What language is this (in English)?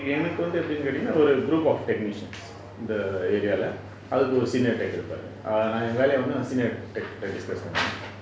English